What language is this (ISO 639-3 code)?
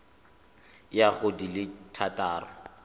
tsn